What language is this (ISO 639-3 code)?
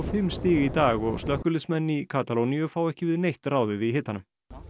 isl